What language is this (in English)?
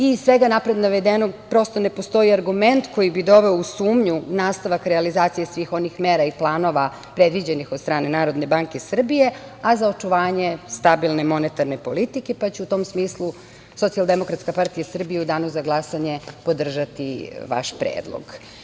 Serbian